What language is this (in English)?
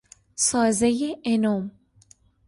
Persian